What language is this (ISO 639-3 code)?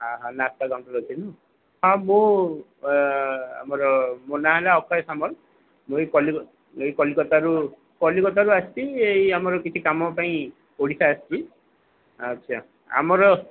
ori